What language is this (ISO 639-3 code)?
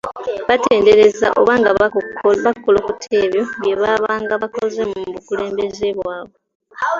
lug